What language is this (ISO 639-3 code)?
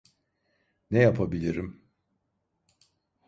tur